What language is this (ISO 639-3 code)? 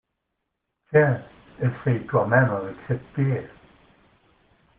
fra